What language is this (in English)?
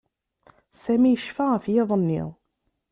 Kabyle